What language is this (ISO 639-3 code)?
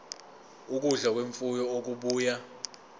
zul